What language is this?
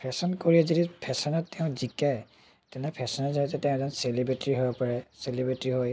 Assamese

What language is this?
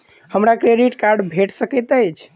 Maithili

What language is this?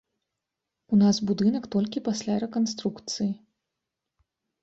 Belarusian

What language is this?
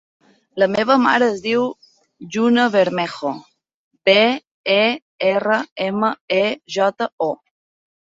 Catalan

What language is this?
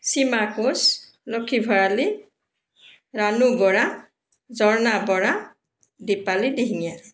Assamese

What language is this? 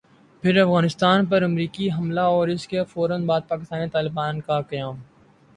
Urdu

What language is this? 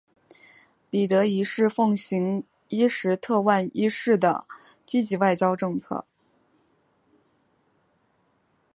Chinese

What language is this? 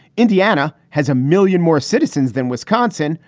English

